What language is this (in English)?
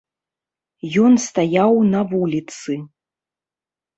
Belarusian